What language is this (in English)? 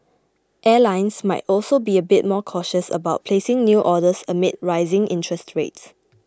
English